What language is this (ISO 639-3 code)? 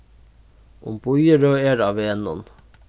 fao